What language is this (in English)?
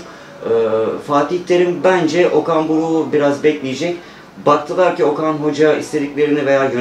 Turkish